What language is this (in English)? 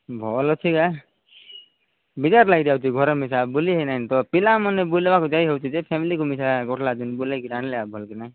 Odia